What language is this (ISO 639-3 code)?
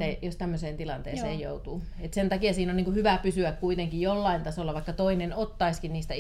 fin